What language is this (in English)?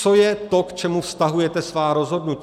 Czech